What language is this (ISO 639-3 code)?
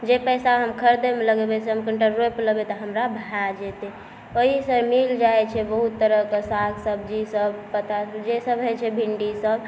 mai